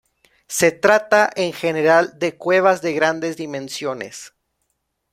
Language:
Spanish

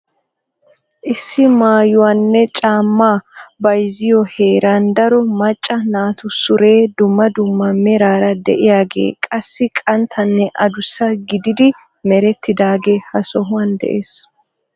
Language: Wolaytta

